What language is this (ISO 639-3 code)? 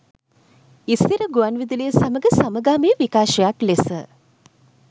sin